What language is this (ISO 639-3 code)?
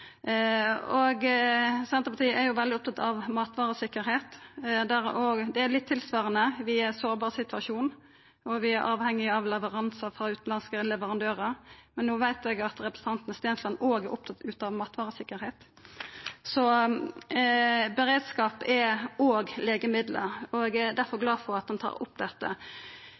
nno